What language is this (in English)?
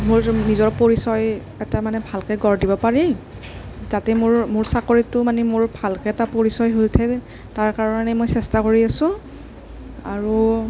Assamese